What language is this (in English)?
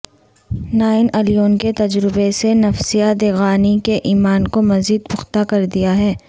Urdu